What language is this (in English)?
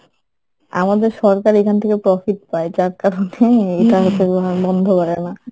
Bangla